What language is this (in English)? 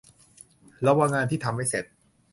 Thai